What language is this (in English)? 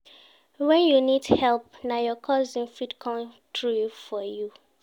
Nigerian Pidgin